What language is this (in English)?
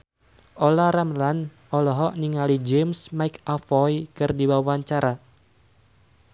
Sundanese